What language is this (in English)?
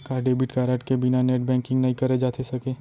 Chhattisgarhi